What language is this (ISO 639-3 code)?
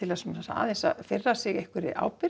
isl